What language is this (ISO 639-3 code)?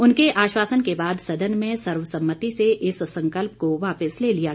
hin